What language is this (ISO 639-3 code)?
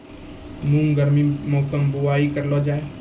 mai